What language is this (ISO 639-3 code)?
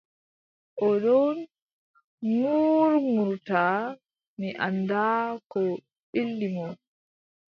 fub